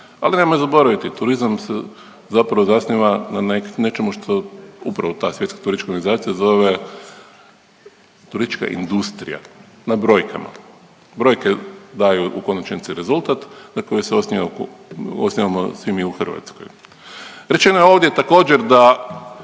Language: Croatian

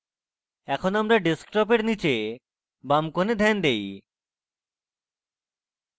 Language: Bangla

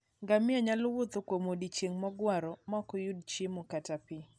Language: Luo (Kenya and Tanzania)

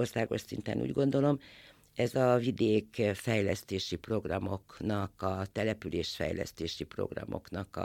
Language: Hungarian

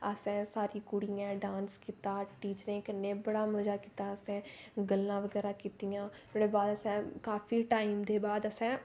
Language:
Dogri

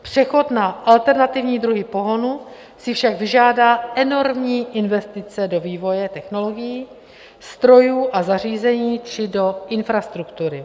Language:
Czech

